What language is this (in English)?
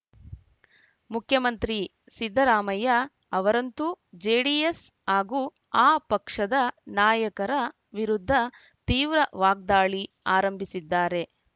Kannada